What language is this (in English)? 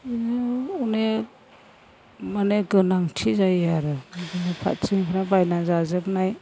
Bodo